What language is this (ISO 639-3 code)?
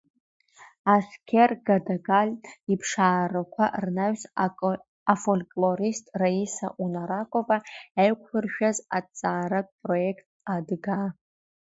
abk